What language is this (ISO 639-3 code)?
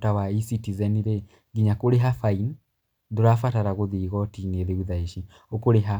kik